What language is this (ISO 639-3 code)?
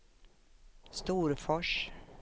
swe